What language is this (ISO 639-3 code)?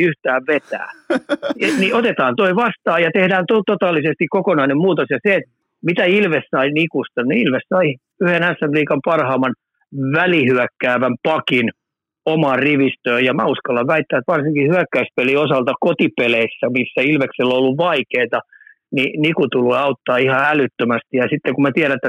fin